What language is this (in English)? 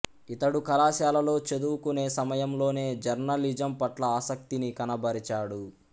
Telugu